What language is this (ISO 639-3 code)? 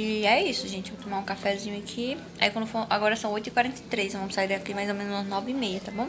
por